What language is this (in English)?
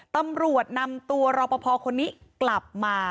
Thai